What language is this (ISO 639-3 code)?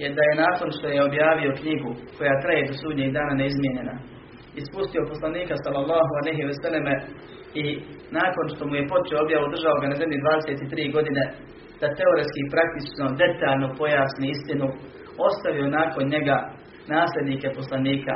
hrv